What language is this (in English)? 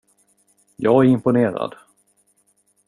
Swedish